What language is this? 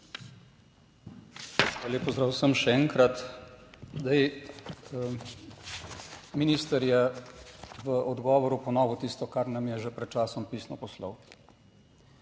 Slovenian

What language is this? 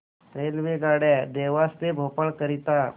Marathi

